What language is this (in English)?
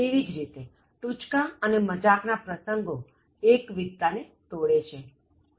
Gujarati